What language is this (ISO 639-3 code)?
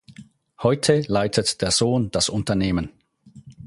deu